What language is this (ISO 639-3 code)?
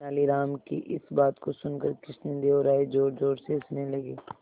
hin